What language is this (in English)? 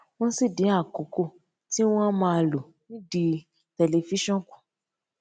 Yoruba